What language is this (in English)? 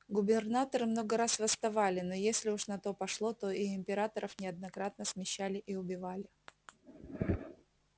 Russian